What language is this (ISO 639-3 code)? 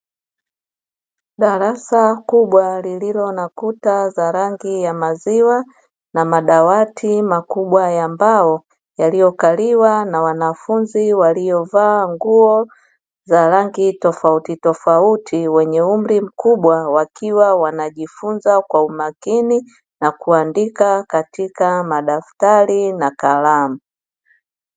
swa